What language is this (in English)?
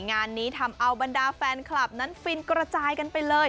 Thai